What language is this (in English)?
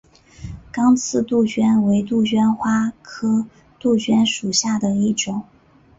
Chinese